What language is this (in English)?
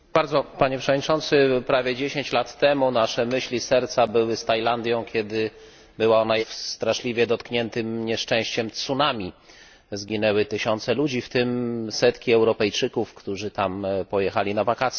Polish